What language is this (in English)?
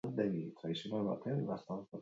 Basque